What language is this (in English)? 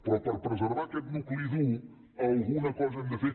Catalan